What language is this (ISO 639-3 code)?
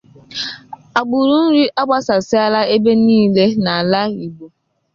ibo